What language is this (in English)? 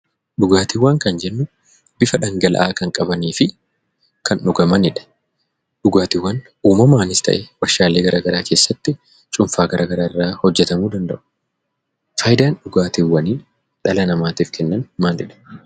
Oromo